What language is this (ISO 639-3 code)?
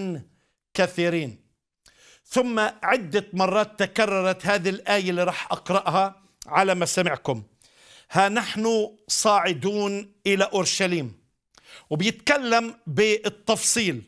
ara